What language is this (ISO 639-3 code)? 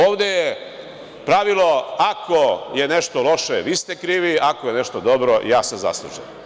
srp